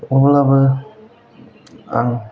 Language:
Bodo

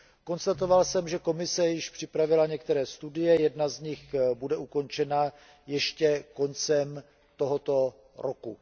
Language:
Czech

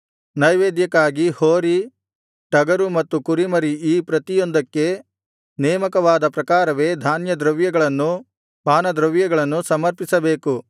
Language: Kannada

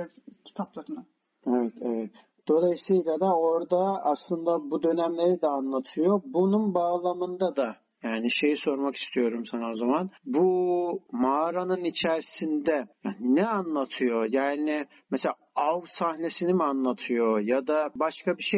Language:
Turkish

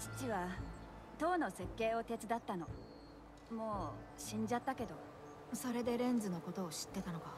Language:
Japanese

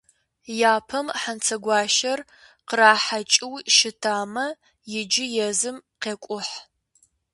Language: Kabardian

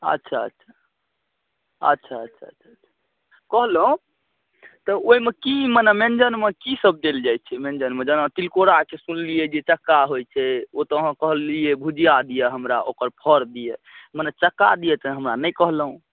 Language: Maithili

